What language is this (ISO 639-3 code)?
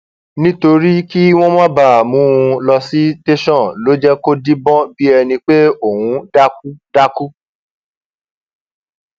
yor